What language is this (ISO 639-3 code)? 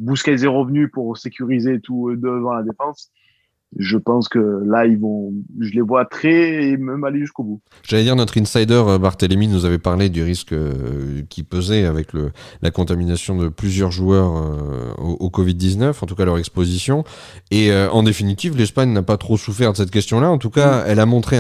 fra